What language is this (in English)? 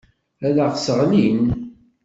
Kabyle